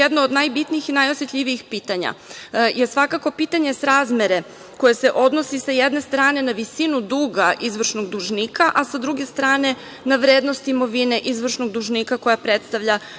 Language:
Serbian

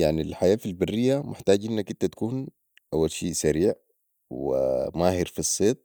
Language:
Sudanese Arabic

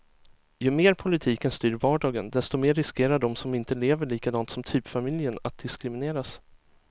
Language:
Swedish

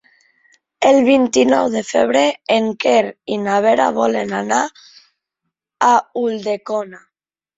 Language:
Catalan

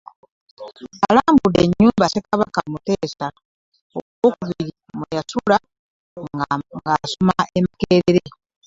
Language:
Ganda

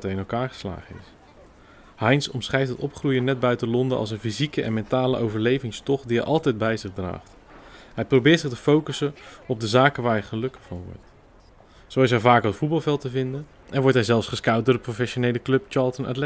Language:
Dutch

